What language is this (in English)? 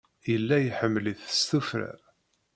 Kabyle